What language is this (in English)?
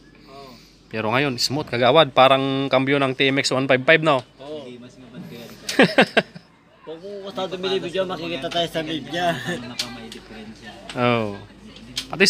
Filipino